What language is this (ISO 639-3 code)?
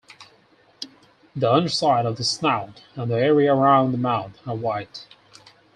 eng